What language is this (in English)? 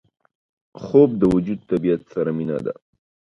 Pashto